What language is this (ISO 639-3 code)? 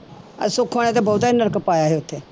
pan